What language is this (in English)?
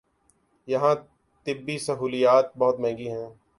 Urdu